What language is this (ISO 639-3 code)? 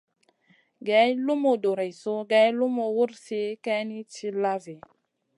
mcn